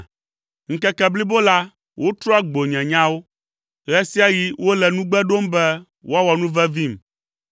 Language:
Ewe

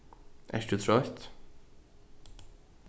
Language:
Faroese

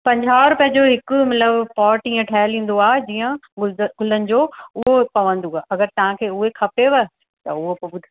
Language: Sindhi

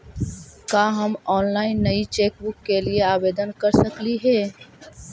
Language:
Magahi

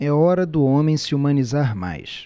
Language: Portuguese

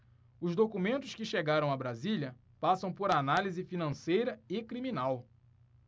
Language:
Portuguese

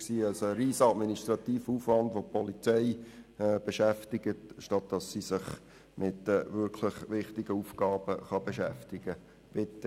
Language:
Swiss German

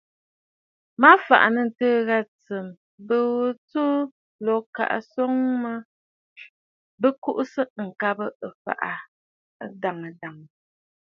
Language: Bafut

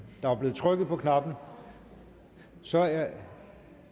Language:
Danish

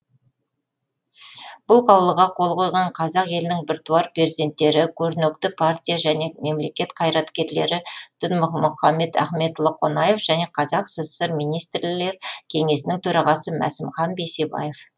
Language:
Kazakh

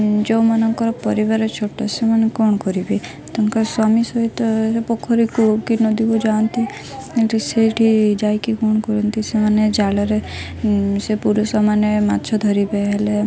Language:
Odia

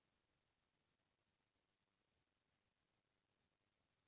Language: Chhattisgarhi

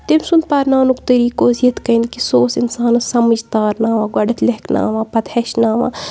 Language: Kashmiri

